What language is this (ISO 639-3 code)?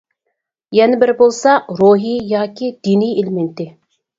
uig